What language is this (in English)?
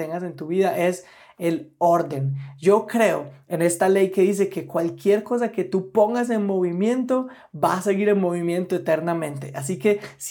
Spanish